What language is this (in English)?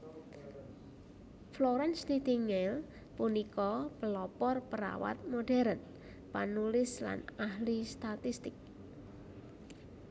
Javanese